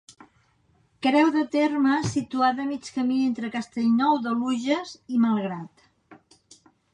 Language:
Catalan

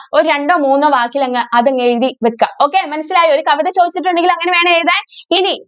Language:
Malayalam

